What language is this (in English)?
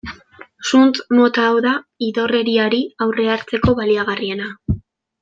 Basque